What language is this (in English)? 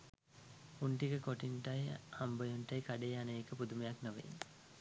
Sinhala